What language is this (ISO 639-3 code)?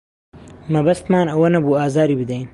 ckb